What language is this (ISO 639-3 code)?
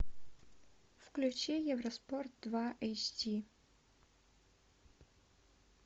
rus